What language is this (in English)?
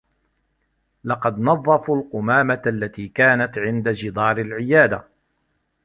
Arabic